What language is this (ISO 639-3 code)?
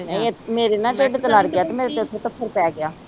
pan